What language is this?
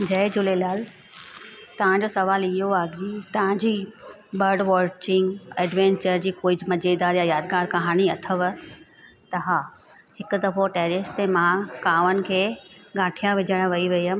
Sindhi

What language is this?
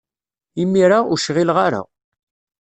Kabyle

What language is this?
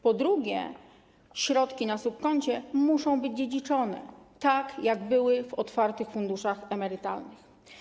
Polish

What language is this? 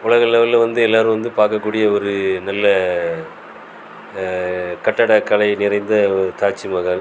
Tamil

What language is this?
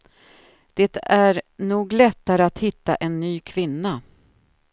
Swedish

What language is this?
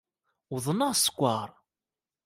Kabyle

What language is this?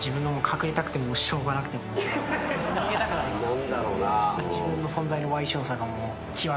Japanese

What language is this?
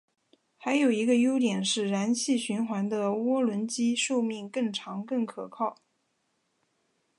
Chinese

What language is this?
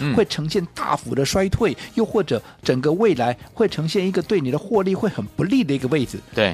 Chinese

